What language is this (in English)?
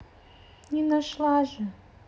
Russian